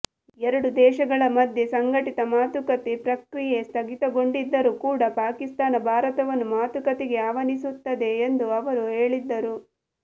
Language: Kannada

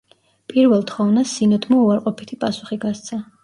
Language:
Georgian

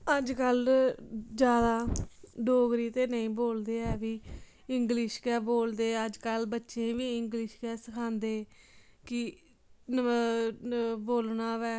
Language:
Dogri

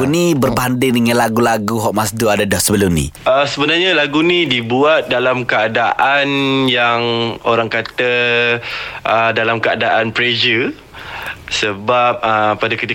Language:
Malay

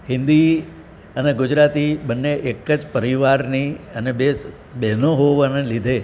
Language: Gujarati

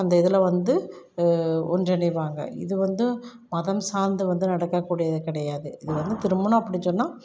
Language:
Tamil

